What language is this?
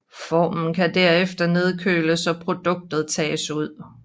Danish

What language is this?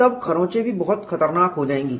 Hindi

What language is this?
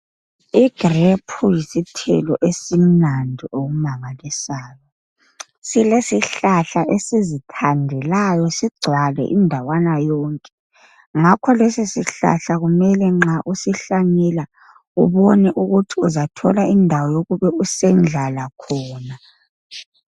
North Ndebele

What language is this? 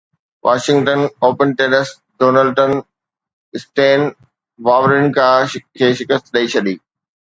Sindhi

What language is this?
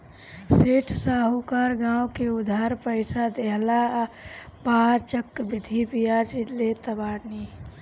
Bhojpuri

